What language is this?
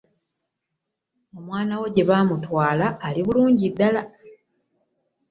Ganda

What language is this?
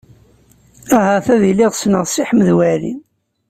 Kabyle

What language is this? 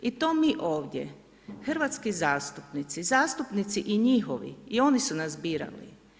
Croatian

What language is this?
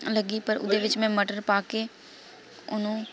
Punjabi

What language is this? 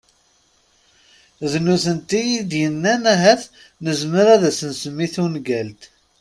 Kabyle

